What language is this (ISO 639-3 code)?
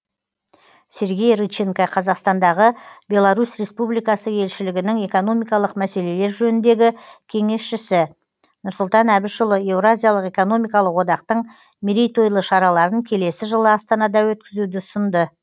kaz